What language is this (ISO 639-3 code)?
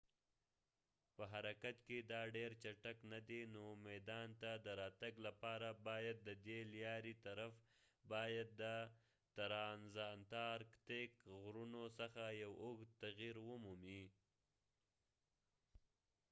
pus